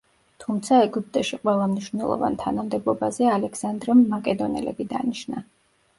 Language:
Georgian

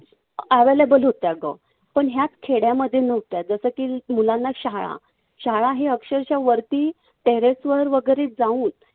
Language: Marathi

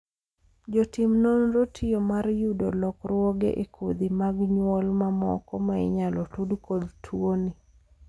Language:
Luo (Kenya and Tanzania)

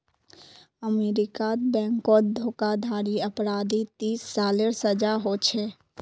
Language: Magahi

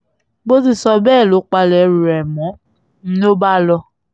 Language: Yoruba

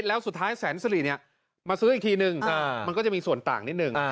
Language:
Thai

